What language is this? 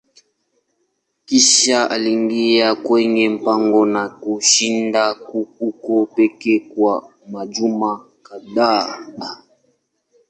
Swahili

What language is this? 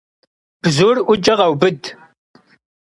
Kabardian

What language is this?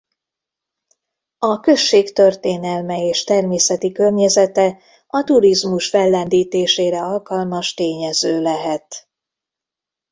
Hungarian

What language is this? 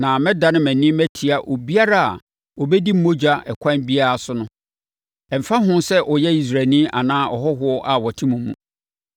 Akan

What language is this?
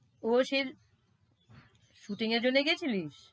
Bangla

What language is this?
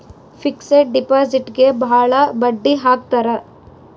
Kannada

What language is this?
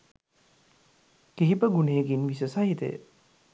Sinhala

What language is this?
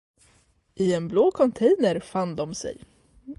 Swedish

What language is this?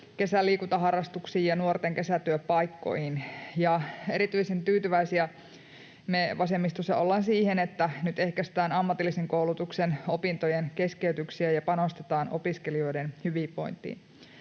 Finnish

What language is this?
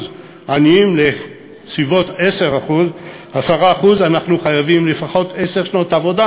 Hebrew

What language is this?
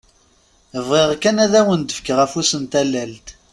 Kabyle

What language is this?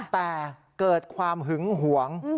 Thai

